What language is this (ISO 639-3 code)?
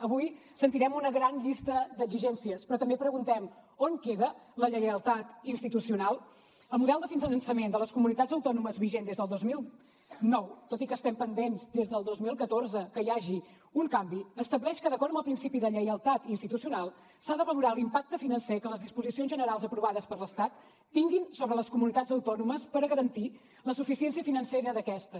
cat